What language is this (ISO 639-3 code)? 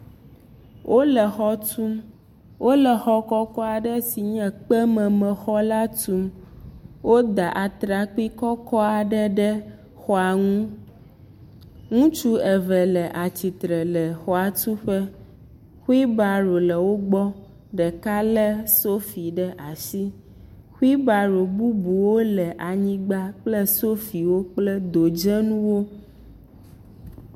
ewe